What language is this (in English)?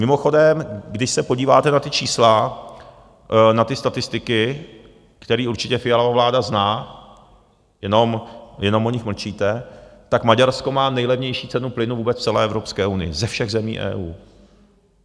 Czech